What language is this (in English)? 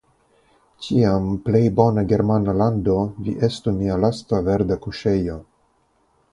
Esperanto